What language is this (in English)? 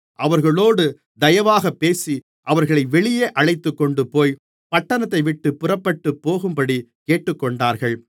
Tamil